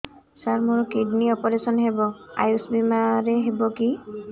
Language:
Odia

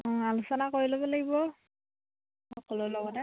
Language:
Assamese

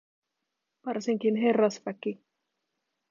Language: Finnish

